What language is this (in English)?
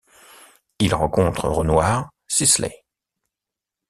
French